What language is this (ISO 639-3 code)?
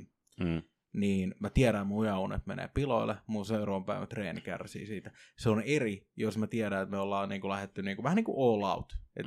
fin